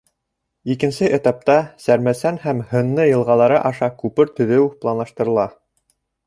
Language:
Bashkir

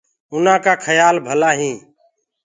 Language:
Gurgula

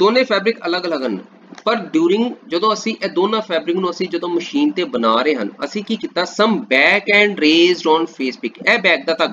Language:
Hindi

